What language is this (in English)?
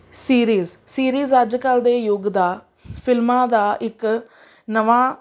Punjabi